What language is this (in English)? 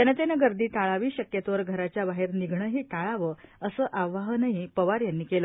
Marathi